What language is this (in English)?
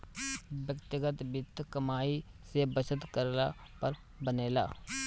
Bhojpuri